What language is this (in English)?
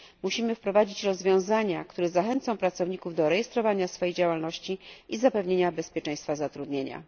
Polish